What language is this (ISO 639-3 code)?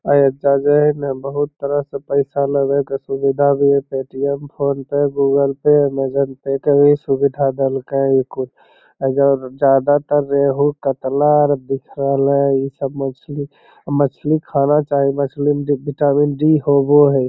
mag